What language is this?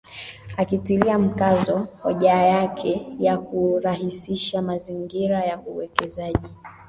Swahili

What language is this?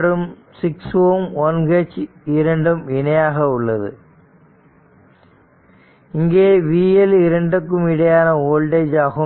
Tamil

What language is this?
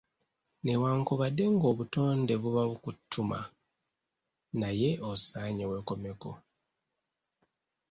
Ganda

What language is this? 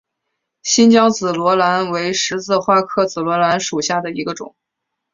Chinese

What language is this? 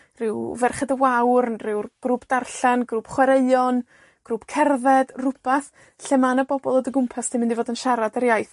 Welsh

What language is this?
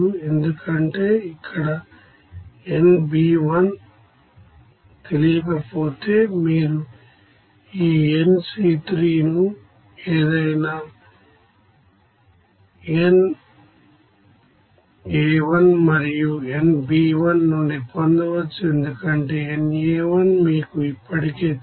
Telugu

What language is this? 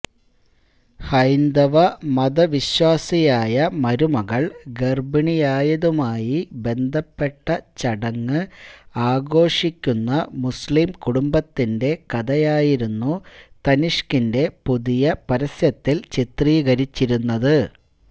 Malayalam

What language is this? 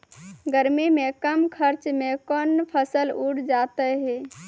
Maithili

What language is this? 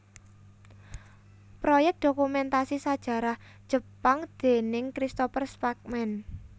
Javanese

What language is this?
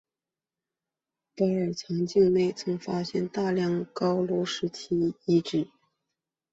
Chinese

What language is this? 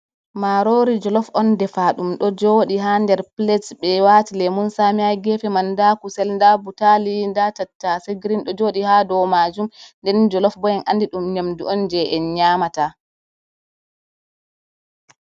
Fula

